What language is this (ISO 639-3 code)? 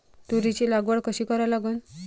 mar